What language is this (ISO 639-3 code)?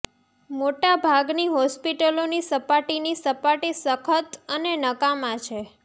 guj